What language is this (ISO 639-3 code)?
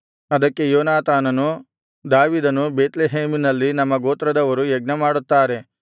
kan